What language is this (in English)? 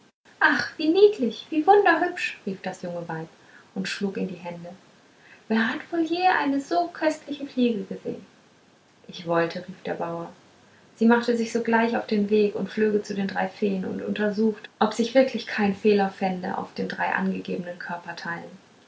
German